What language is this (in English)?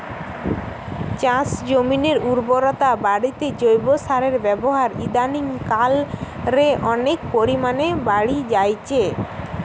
Bangla